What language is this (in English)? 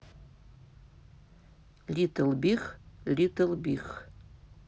Russian